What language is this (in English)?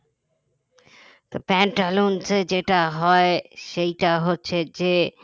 Bangla